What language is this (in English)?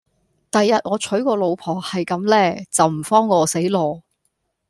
Cantonese